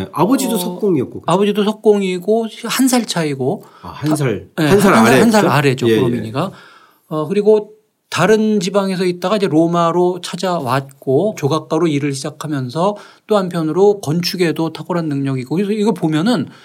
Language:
Korean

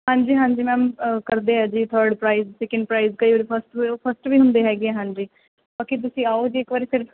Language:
Punjabi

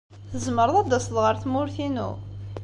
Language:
Kabyle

